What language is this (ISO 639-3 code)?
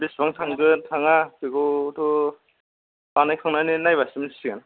brx